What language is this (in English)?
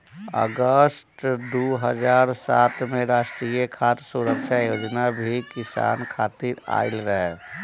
Bhojpuri